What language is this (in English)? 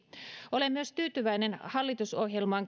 Finnish